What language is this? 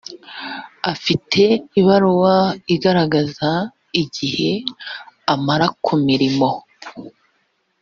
Kinyarwanda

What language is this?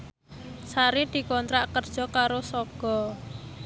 Javanese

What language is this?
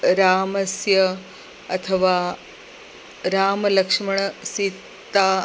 Sanskrit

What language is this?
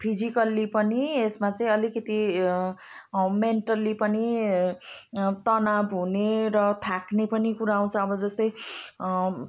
Nepali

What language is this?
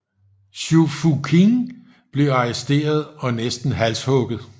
Danish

